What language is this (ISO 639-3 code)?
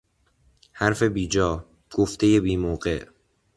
fas